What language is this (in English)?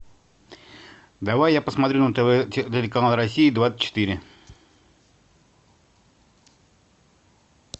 Russian